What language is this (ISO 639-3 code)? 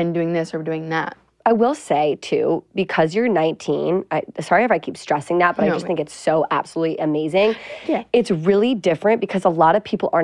eng